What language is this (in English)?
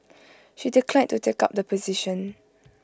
English